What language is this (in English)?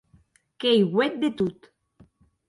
Occitan